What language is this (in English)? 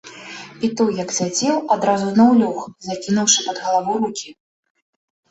Belarusian